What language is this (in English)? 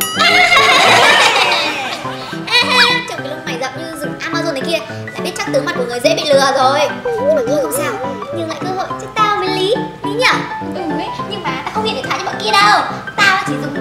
Vietnamese